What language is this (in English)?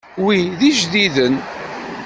Kabyle